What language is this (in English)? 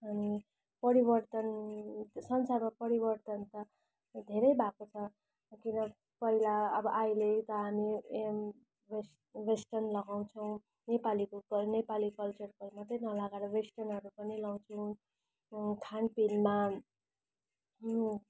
Nepali